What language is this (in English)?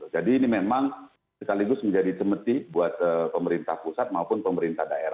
Indonesian